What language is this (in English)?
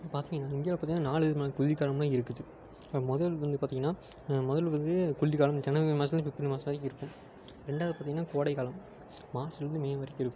Tamil